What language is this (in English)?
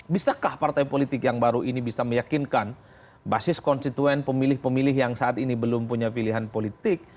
Indonesian